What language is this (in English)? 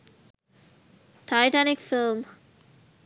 Sinhala